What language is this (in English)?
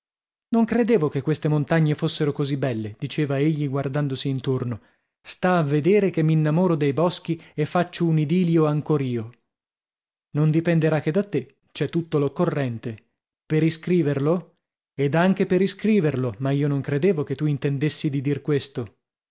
Italian